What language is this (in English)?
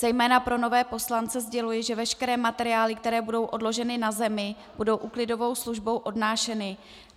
Czech